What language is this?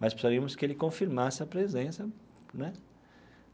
Portuguese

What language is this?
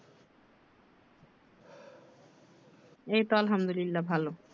Bangla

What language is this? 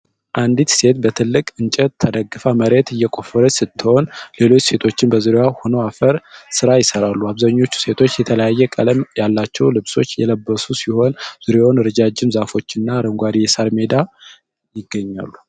Amharic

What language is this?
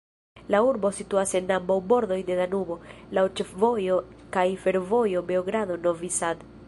Esperanto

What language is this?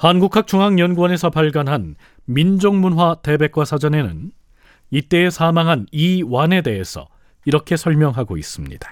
Korean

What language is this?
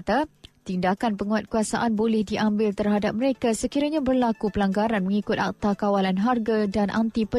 Malay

